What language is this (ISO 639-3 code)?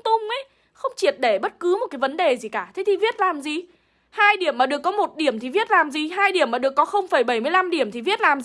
vie